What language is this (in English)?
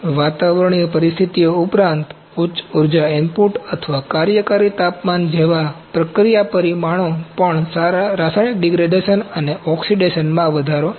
Gujarati